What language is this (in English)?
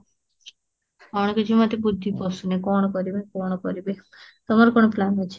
Odia